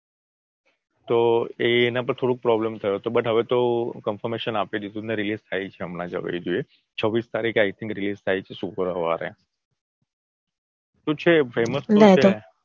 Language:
Gujarati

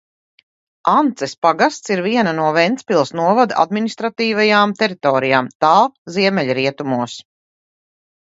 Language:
Latvian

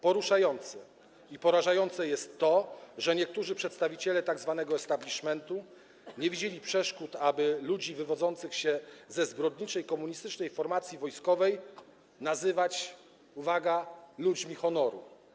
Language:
Polish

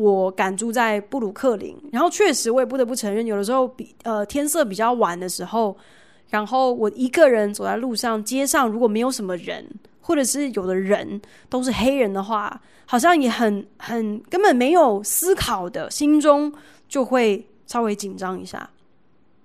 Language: Chinese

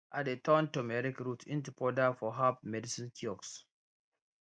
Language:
Nigerian Pidgin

